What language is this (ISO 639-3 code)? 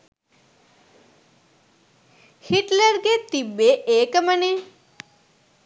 sin